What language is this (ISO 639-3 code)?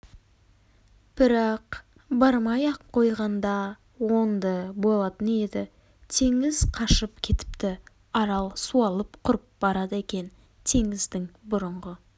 kaz